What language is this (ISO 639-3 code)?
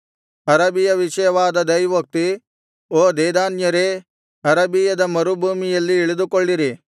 kan